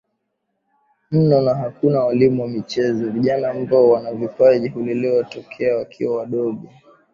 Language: Swahili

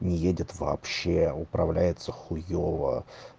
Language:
Russian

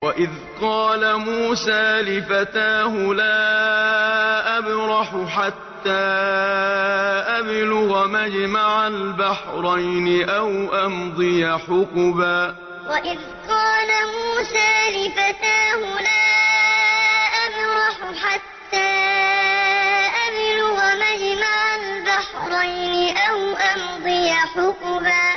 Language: Arabic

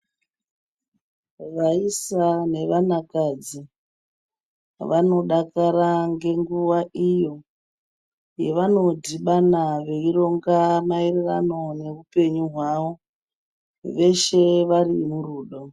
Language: Ndau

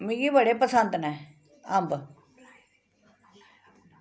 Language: Dogri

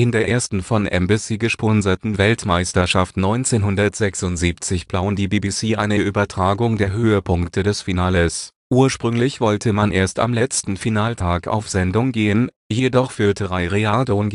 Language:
German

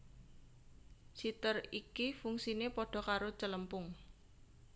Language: Javanese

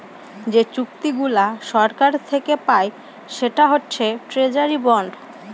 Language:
Bangla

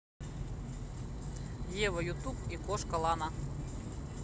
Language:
Russian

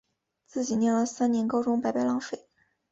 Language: Chinese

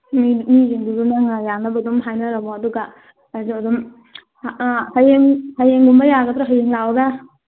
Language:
Manipuri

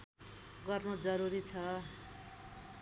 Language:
Nepali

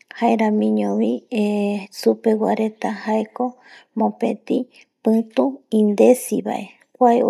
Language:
Eastern Bolivian Guaraní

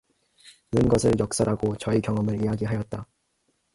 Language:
Korean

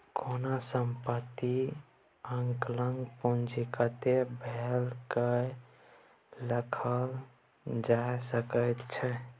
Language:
Maithili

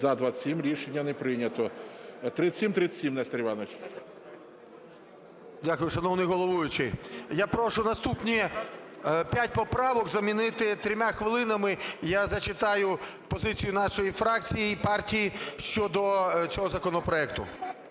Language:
Ukrainian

